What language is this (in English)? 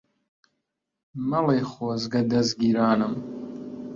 Central Kurdish